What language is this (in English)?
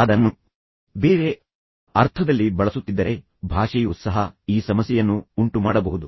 Kannada